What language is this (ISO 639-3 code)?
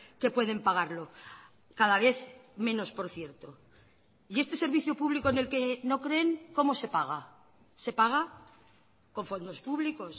spa